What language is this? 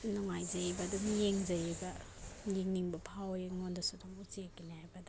Manipuri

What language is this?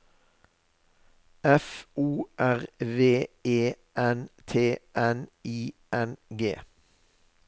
Norwegian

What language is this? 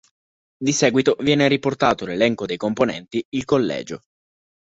Italian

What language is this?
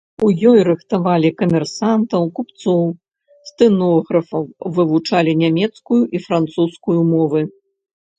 Belarusian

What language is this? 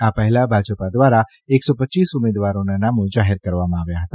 Gujarati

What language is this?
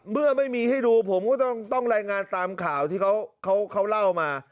Thai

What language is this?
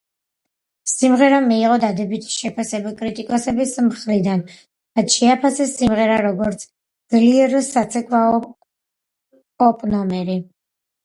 Georgian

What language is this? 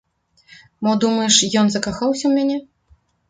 Belarusian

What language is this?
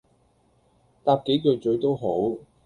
Cantonese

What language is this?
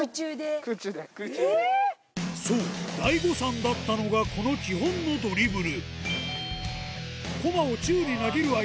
Japanese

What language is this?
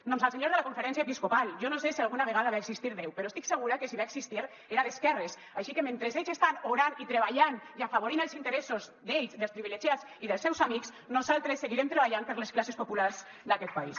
Catalan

